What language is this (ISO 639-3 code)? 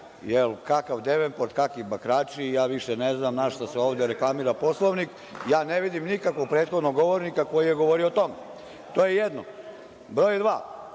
srp